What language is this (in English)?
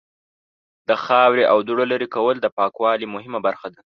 Pashto